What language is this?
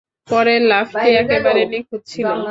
Bangla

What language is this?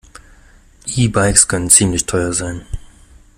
German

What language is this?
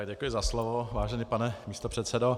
Czech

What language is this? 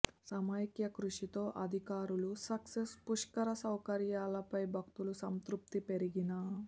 Telugu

